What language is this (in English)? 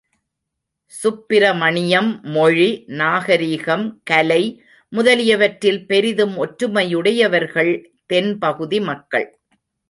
Tamil